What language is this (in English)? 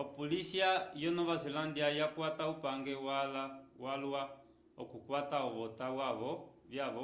Umbundu